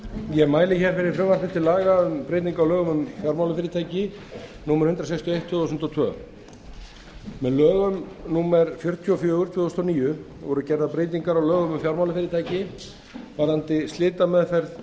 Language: Icelandic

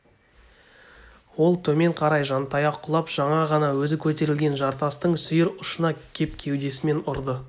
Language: Kazakh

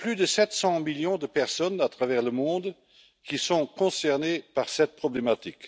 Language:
French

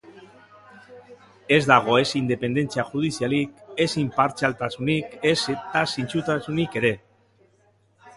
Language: Basque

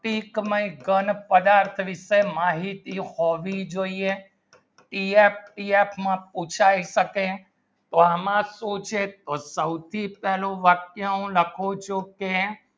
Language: Gujarati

